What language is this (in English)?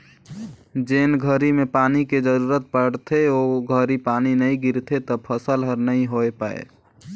Chhattisgarhi